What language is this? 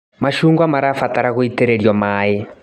Kikuyu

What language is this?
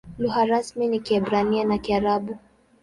Swahili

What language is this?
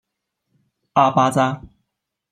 Chinese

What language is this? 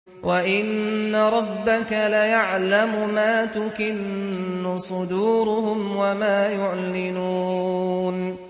Arabic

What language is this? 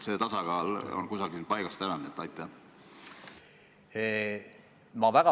Estonian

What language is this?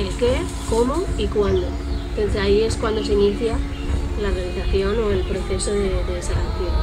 Spanish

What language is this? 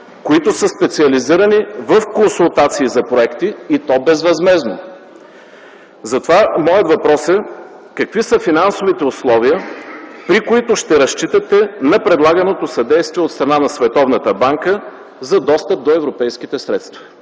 Bulgarian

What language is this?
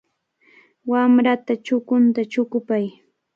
Cajatambo North Lima Quechua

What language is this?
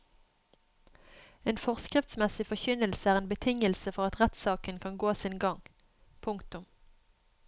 Norwegian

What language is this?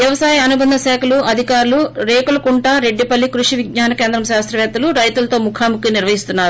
Telugu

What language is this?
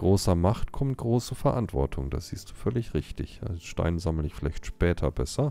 German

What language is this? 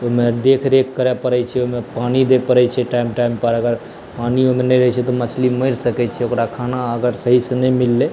Maithili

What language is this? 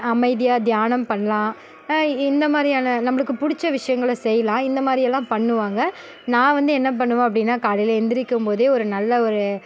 Tamil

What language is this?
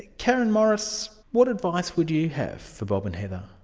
English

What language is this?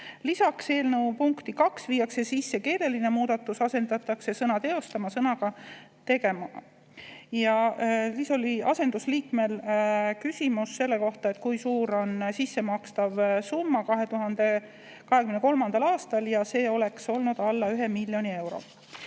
Estonian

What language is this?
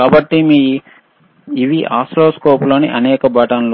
Telugu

